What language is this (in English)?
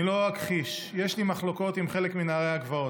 Hebrew